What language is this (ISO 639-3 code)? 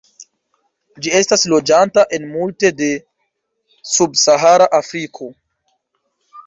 epo